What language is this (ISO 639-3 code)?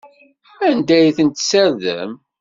kab